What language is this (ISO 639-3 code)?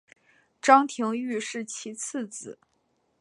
zho